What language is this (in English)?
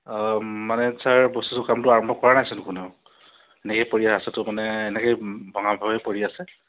Assamese